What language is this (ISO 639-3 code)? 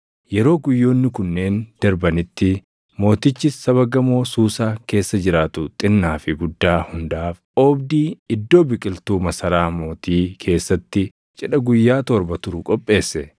orm